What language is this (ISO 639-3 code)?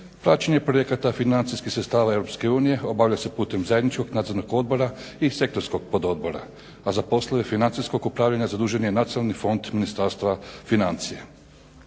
hrv